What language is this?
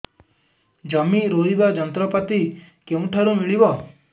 Odia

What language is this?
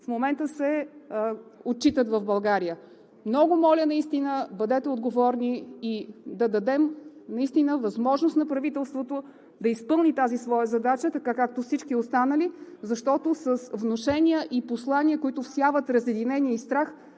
Bulgarian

